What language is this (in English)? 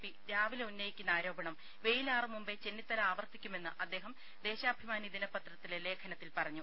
Malayalam